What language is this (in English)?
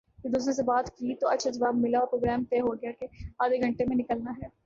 Urdu